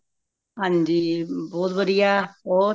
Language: Punjabi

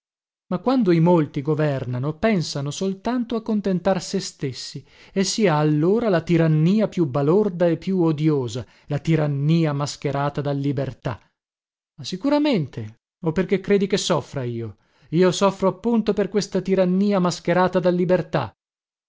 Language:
Italian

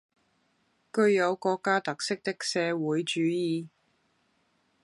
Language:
Cantonese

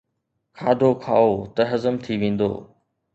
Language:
Sindhi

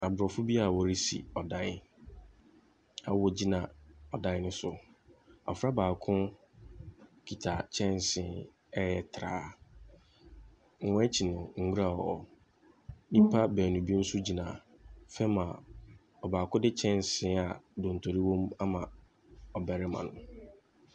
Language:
Akan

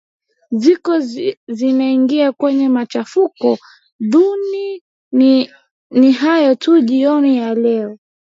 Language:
Swahili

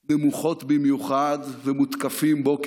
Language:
Hebrew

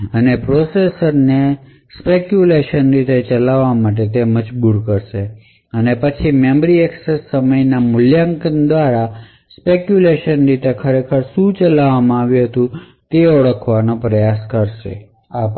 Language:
Gujarati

